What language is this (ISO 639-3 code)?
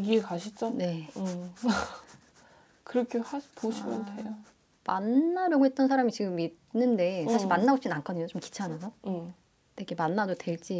kor